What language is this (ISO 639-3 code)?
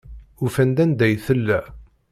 kab